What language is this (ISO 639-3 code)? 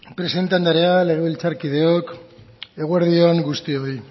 eus